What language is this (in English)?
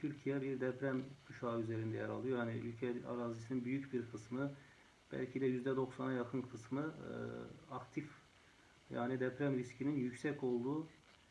Turkish